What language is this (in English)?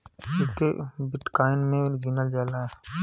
Bhojpuri